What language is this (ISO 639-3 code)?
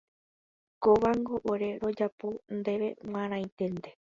grn